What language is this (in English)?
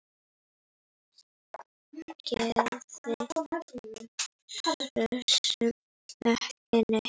Icelandic